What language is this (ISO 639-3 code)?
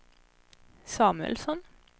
swe